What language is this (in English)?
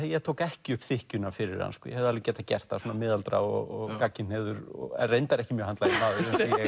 Icelandic